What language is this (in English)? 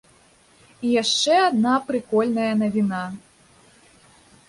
Belarusian